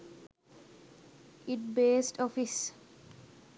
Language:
Sinhala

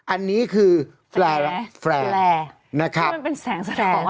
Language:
Thai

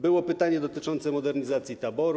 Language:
Polish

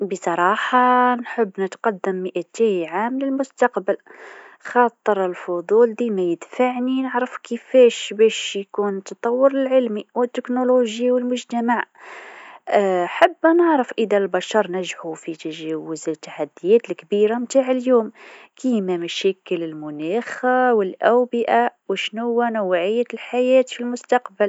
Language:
Tunisian Arabic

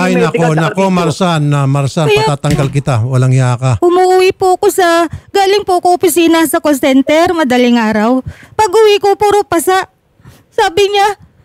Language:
Filipino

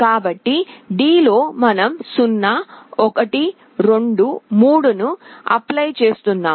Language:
Telugu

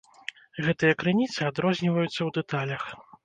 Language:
Belarusian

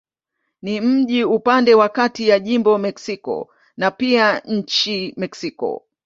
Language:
Swahili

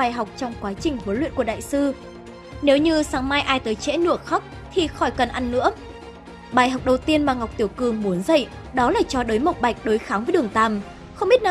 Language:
Vietnamese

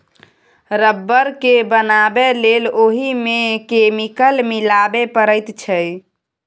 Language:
Maithili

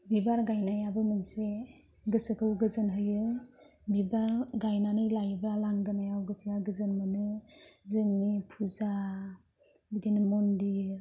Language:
Bodo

